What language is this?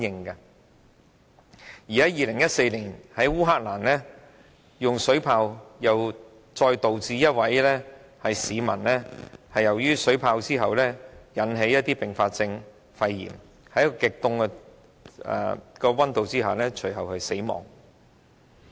Cantonese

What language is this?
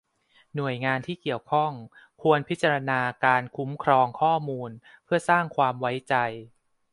Thai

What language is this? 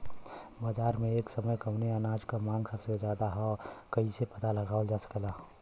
Bhojpuri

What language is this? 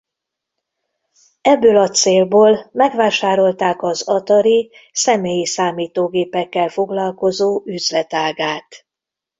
Hungarian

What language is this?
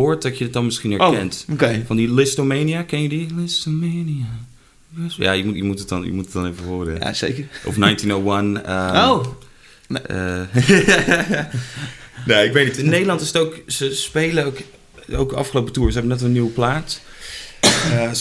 Dutch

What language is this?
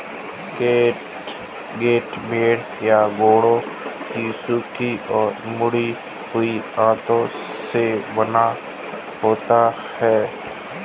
Hindi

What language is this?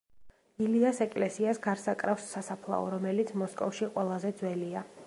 Georgian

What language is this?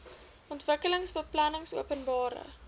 Afrikaans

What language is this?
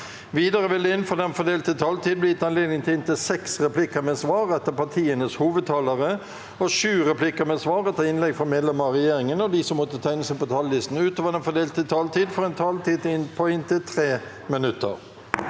Norwegian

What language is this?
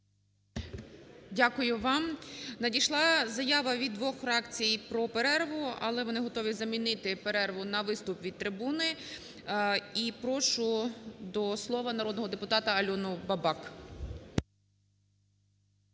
Ukrainian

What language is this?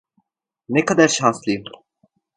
Turkish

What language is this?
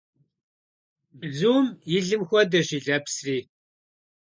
Kabardian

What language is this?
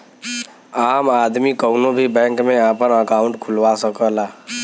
Bhojpuri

